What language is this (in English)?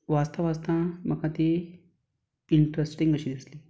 Konkani